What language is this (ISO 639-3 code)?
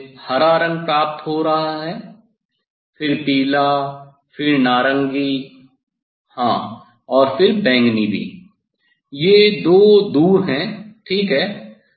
hin